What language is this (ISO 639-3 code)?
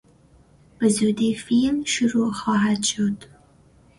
fas